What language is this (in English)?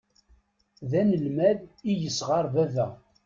Kabyle